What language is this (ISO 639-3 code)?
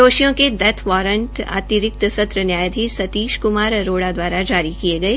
hin